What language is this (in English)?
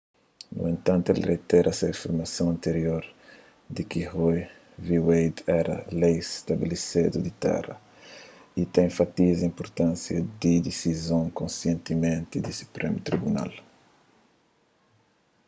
Kabuverdianu